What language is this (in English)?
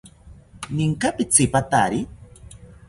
South Ucayali Ashéninka